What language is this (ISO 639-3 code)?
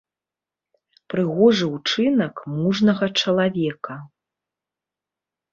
bel